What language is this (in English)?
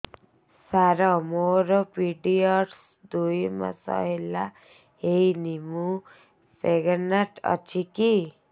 Odia